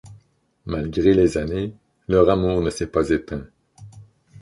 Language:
French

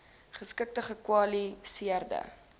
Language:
Afrikaans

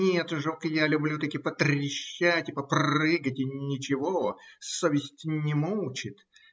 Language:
Russian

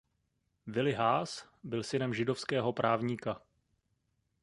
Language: Czech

